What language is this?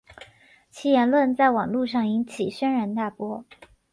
Chinese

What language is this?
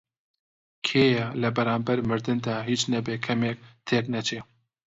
Central Kurdish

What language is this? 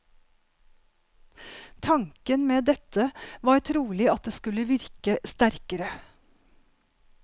Norwegian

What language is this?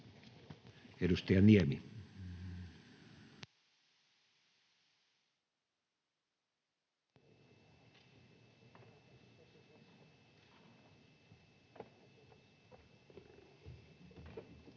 Finnish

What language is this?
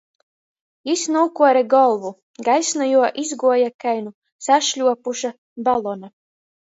Latgalian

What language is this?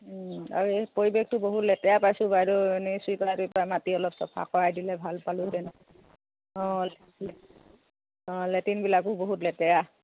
Assamese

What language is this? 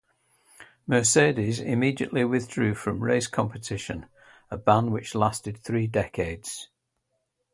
English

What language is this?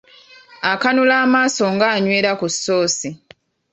Ganda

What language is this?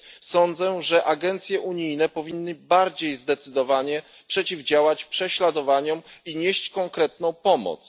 Polish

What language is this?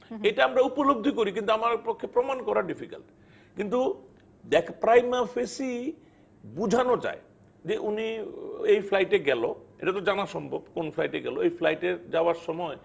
Bangla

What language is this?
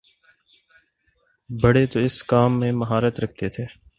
Urdu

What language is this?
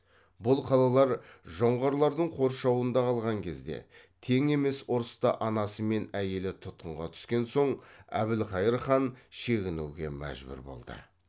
Kazakh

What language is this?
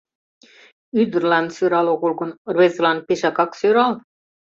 Mari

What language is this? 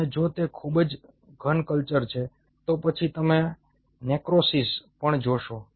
Gujarati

